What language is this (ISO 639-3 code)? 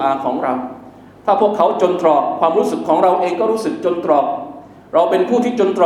tha